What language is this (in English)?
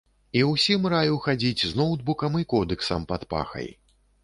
Belarusian